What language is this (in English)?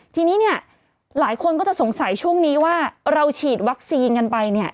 Thai